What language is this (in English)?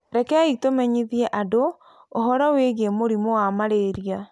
Kikuyu